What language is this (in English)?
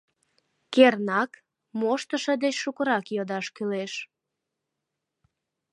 Mari